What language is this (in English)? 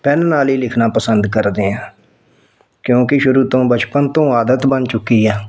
Punjabi